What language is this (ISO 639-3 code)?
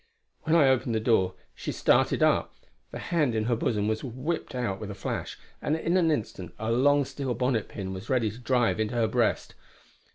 eng